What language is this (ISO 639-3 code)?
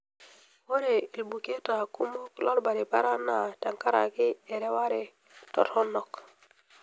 mas